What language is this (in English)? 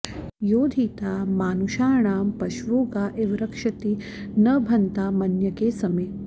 Sanskrit